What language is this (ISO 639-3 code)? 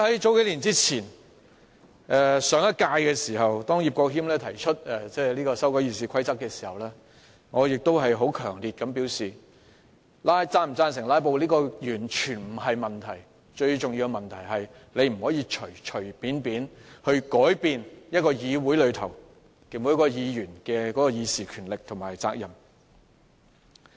yue